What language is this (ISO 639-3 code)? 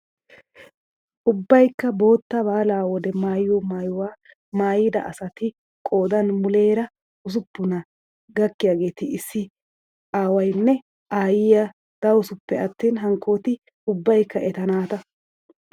wal